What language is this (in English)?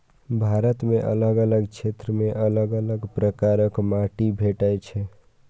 Maithili